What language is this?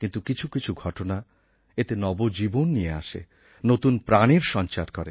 Bangla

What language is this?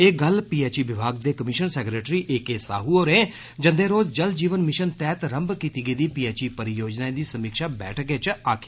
Dogri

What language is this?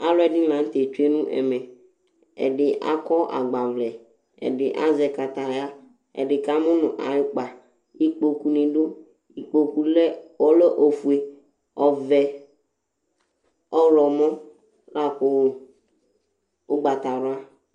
Ikposo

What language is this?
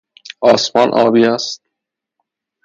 Persian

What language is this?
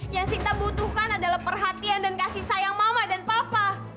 Indonesian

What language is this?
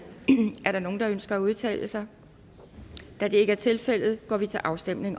Danish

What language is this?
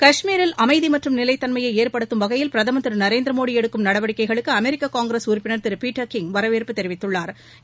Tamil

